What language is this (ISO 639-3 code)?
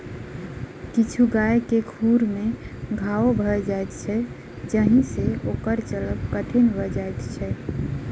mai